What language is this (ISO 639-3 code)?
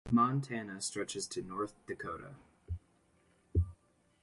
eng